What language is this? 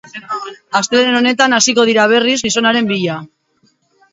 Basque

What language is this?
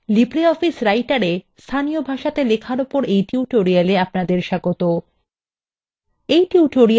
Bangla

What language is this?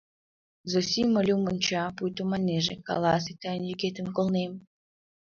Mari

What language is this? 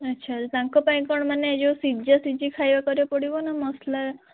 Odia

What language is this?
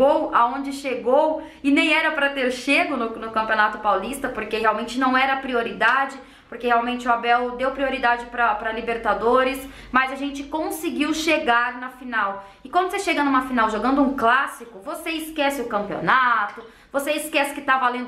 Portuguese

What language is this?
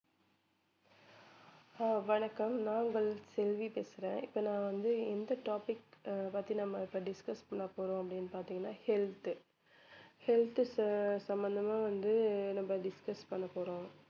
Tamil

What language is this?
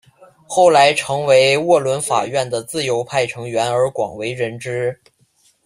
Chinese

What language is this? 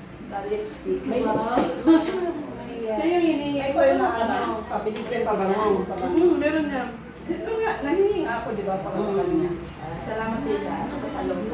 Filipino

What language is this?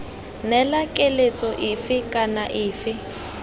Tswana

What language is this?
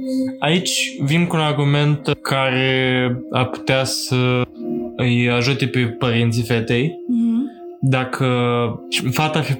Romanian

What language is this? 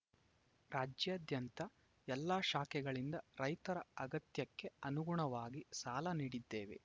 Kannada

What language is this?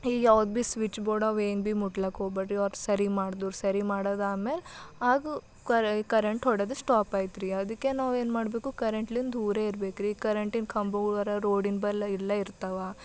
Kannada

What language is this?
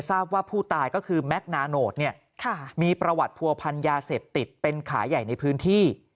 Thai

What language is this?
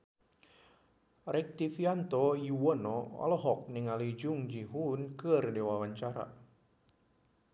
Sundanese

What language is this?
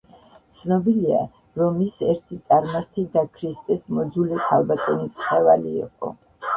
Georgian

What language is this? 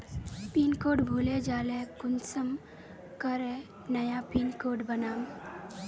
Magahi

